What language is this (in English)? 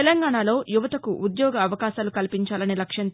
Telugu